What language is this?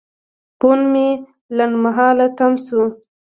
Pashto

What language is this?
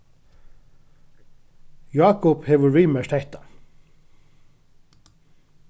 Faroese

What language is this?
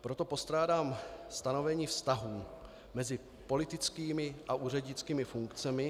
Czech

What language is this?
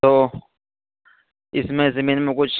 Urdu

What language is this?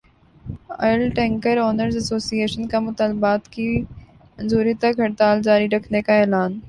Urdu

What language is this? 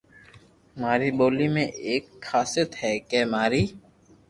Loarki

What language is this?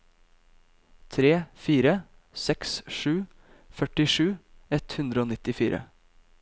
Norwegian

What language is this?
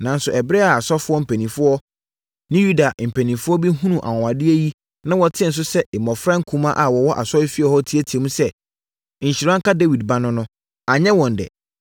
Akan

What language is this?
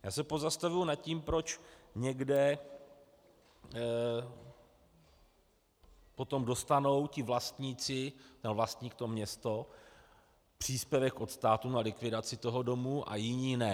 Czech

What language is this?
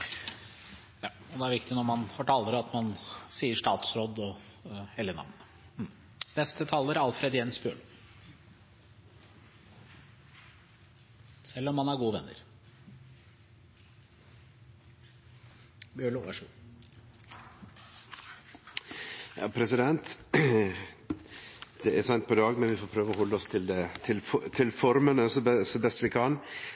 Norwegian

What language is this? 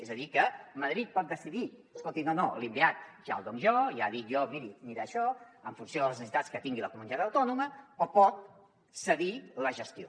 Catalan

